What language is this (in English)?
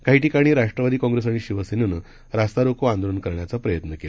Marathi